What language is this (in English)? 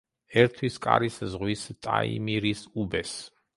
Georgian